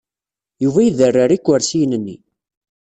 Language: Kabyle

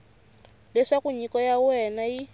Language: Tsonga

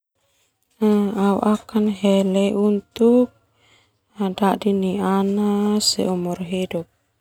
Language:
Termanu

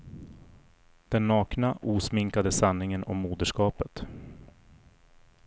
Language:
Swedish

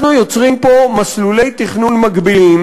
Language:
Hebrew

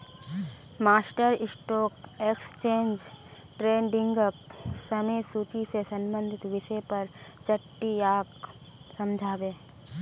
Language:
Magahi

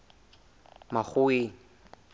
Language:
Southern Sotho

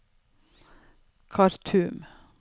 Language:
Norwegian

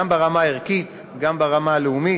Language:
Hebrew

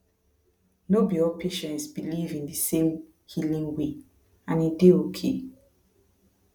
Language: Nigerian Pidgin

